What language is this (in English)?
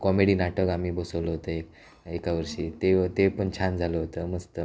Marathi